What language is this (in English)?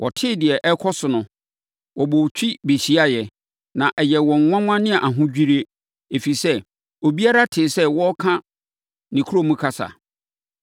Akan